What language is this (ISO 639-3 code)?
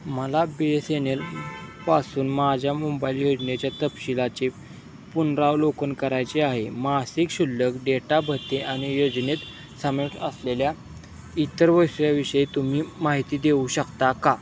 mar